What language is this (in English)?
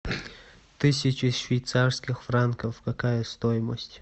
Russian